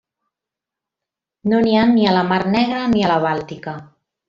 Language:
Catalan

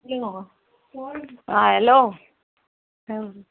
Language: Konkani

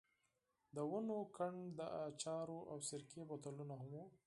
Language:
Pashto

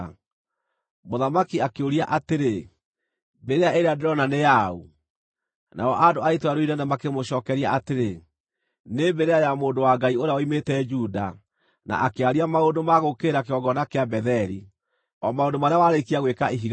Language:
Kikuyu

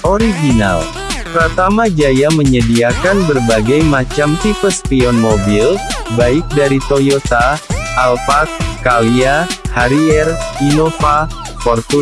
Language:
Indonesian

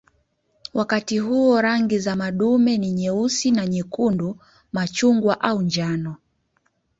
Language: Swahili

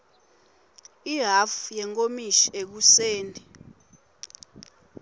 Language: Swati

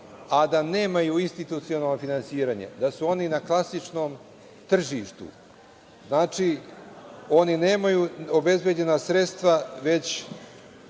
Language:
Serbian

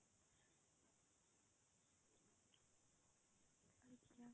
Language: Odia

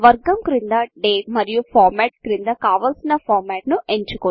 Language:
Telugu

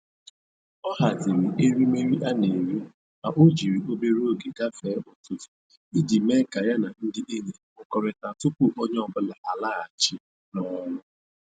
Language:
Igbo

